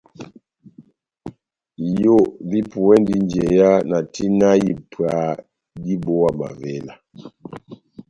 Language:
Batanga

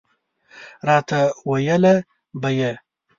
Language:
Pashto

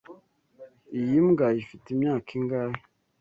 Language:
Kinyarwanda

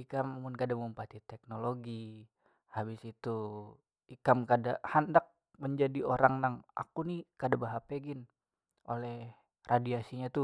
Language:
Banjar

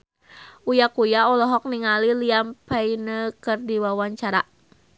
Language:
Sundanese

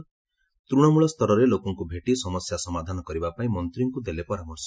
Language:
Odia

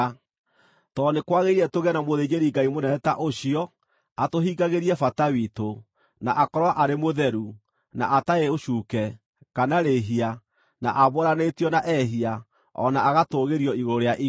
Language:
Kikuyu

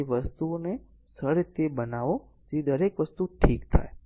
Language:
Gujarati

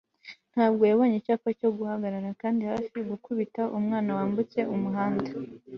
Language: Kinyarwanda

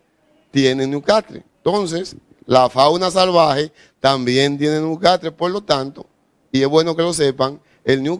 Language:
Spanish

